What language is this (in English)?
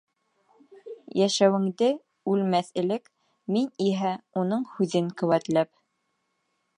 Bashkir